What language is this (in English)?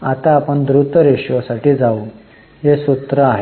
Marathi